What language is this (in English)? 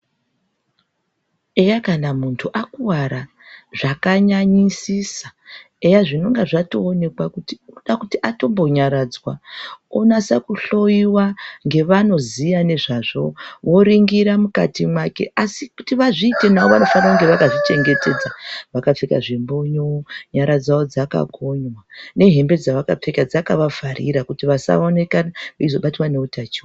Ndau